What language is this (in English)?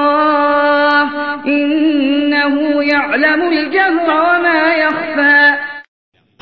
Malayalam